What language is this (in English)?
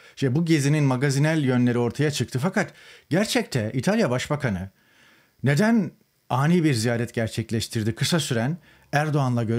Turkish